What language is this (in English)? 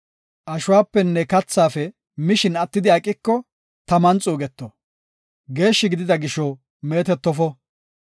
Gofa